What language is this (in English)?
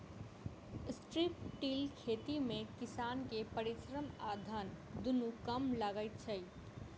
Maithili